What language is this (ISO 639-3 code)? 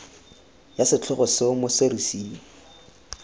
tsn